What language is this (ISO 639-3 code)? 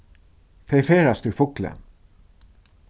fao